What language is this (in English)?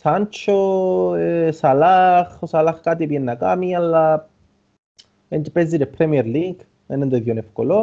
Greek